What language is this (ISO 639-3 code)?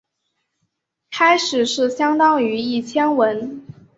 zho